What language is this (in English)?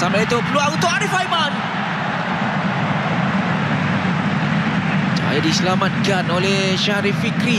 Malay